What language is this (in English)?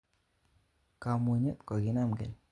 Kalenjin